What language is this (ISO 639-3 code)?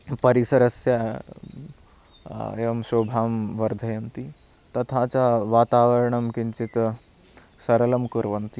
san